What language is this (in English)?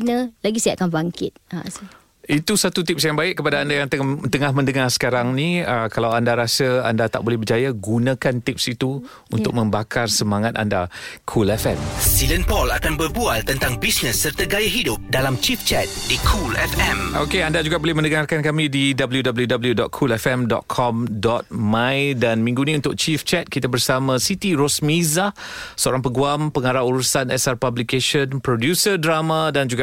Malay